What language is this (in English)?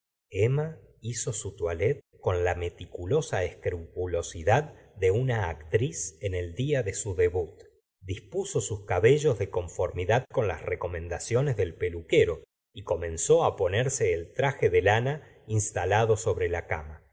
Spanish